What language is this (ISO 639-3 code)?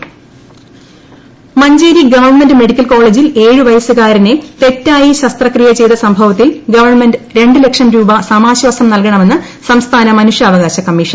mal